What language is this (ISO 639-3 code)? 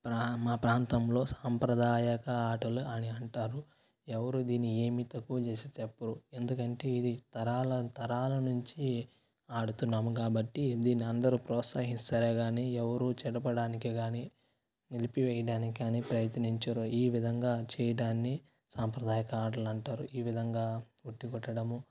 tel